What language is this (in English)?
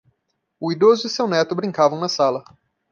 Portuguese